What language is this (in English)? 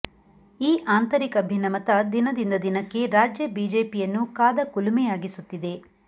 Kannada